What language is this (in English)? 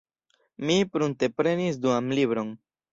Esperanto